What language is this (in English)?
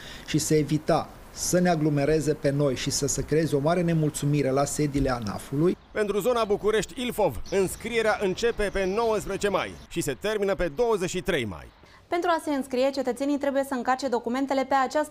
Romanian